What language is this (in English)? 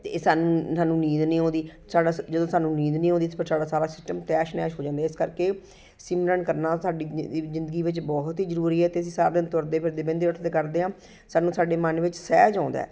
Punjabi